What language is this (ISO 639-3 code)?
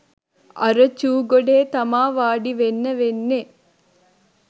sin